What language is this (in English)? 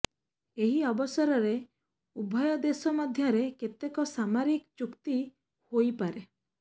Odia